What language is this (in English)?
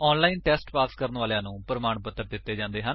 Punjabi